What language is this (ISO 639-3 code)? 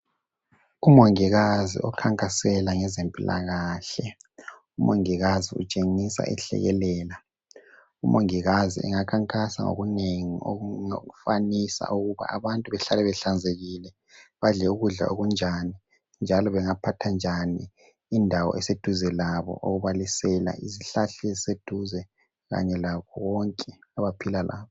nde